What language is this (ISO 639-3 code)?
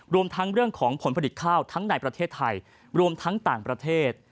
tha